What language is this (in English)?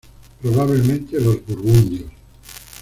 Spanish